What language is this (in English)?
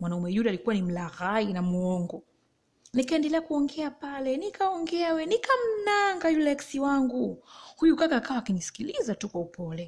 Swahili